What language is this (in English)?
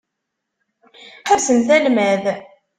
Kabyle